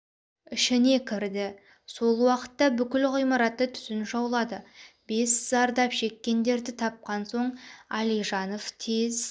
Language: Kazakh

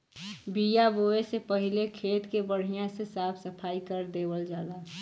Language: Bhojpuri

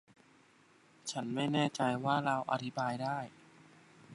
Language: Thai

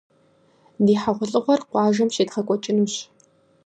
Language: Kabardian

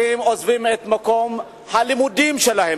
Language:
Hebrew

